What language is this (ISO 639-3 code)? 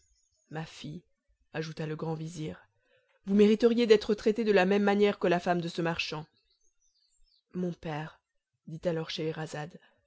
fra